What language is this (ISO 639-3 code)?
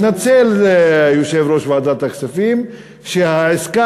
heb